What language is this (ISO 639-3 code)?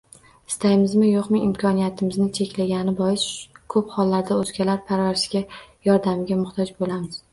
uzb